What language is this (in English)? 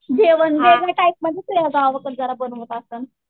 Marathi